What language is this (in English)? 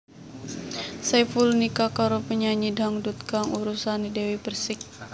Javanese